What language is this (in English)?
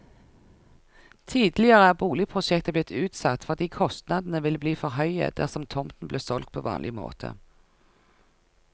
Norwegian